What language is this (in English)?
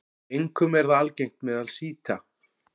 Icelandic